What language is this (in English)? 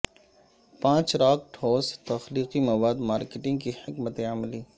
Urdu